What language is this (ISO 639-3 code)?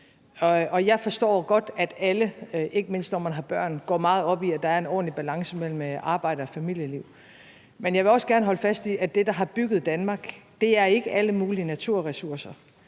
dan